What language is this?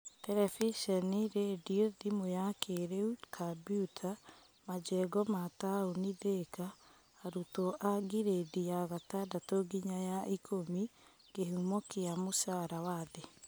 Kikuyu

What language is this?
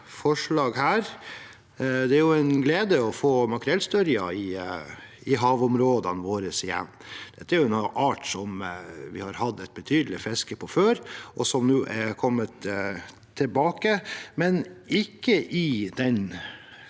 Norwegian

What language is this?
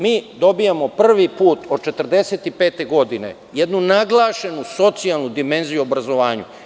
Serbian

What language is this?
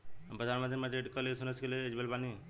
Bhojpuri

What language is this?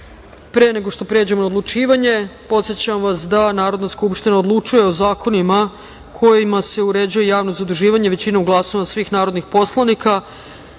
Serbian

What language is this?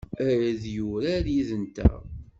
Kabyle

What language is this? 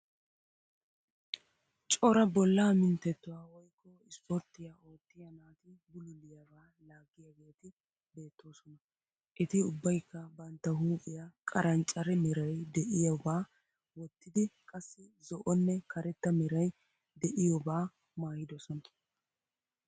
Wolaytta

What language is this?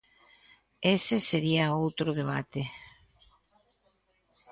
Galician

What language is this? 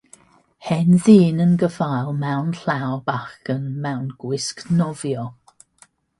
Welsh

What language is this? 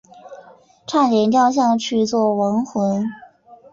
Chinese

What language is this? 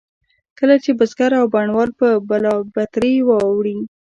Pashto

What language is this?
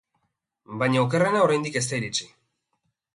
Basque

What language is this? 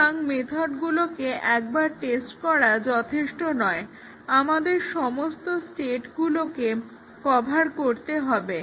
Bangla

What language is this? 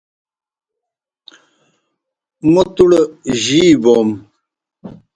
Kohistani Shina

